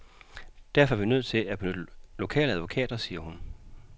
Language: Danish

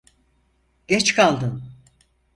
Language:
Turkish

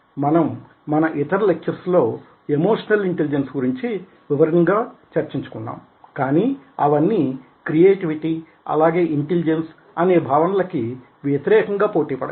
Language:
Telugu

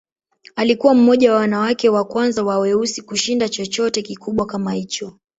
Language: Swahili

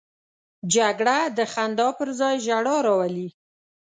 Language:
Pashto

